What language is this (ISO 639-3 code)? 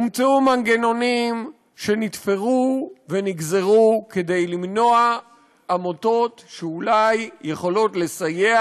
heb